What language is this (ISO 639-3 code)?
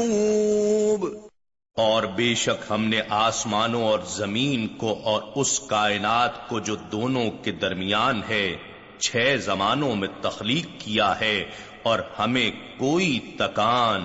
urd